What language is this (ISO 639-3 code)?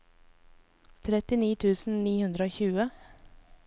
nor